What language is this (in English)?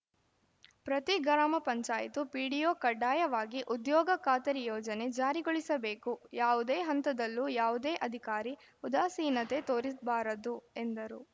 Kannada